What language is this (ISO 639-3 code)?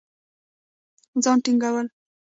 pus